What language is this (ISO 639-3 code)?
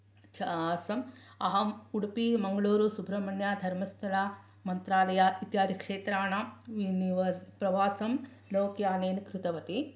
san